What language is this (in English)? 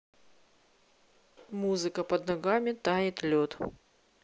Russian